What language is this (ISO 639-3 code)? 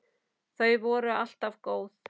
isl